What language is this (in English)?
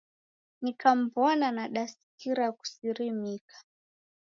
Taita